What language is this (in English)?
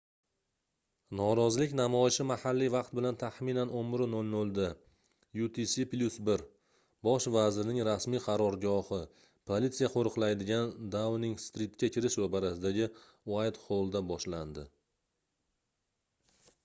Uzbek